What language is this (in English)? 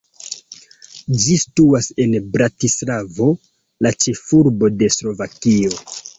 Esperanto